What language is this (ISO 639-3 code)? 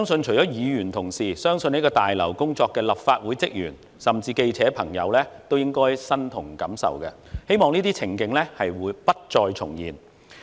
yue